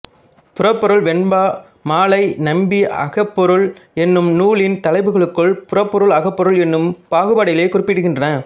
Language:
Tamil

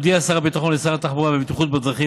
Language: Hebrew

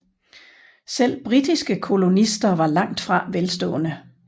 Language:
Danish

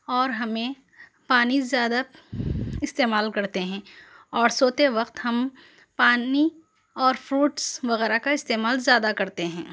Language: Urdu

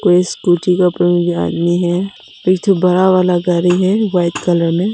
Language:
Hindi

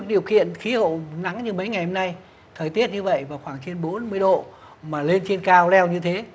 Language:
Vietnamese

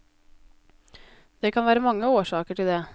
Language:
Norwegian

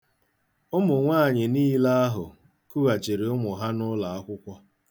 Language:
Igbo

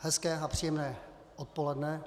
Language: Czech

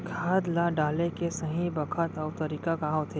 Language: Chhattisgarhi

